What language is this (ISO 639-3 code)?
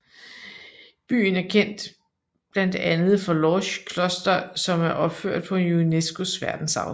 dan